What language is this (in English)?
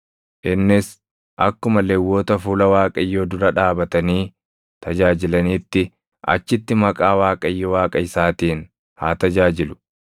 Oromo